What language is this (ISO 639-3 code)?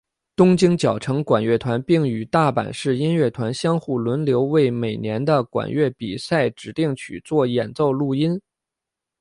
zho